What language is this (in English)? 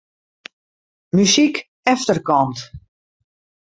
Western Frisian